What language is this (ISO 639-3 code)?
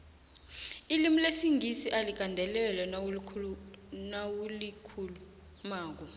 nbl